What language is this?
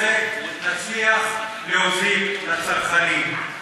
Hebrew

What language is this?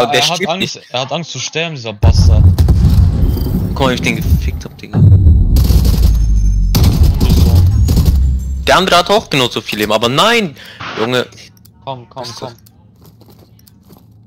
German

